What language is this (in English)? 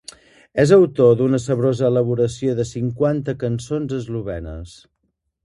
Catalan